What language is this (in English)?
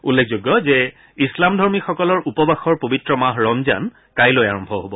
Assamese